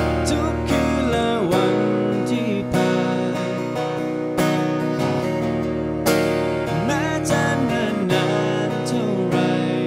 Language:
Thai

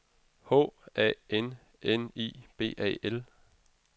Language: Danish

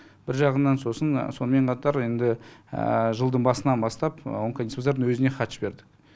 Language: Kazakh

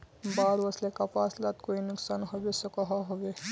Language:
Magahi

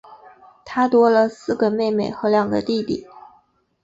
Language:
Chinese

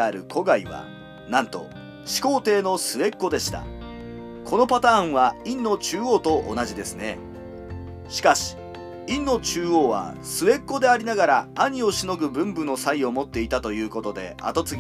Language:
Japanese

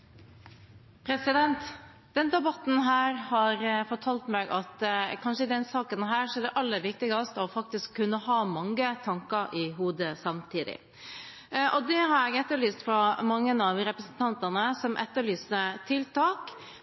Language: Norwegian Bokmål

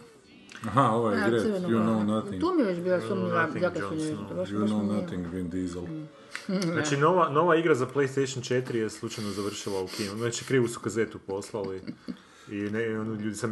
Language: Croatian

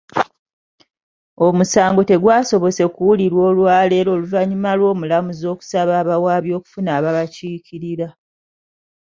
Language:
Ganda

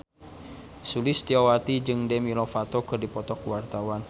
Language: Sundanese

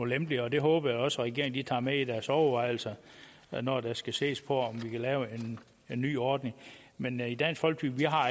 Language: Danish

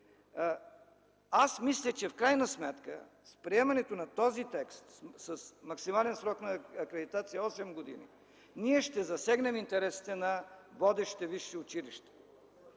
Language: Bulgarian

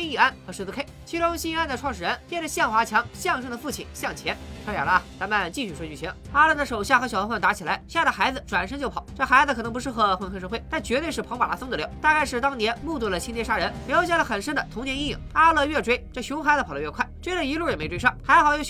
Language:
Chinese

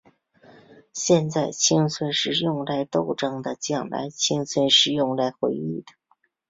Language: Chinese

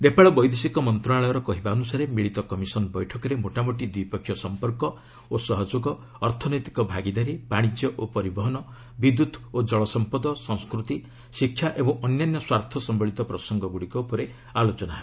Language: Odia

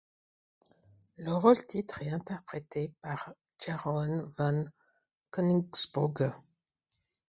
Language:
French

